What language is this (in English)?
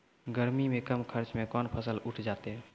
Maithili